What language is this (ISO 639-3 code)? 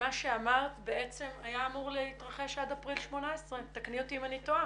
heb